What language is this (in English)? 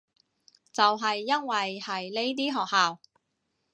Cantonese